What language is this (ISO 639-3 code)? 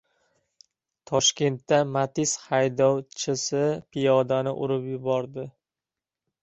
uzb